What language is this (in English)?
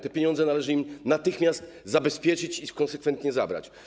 Polish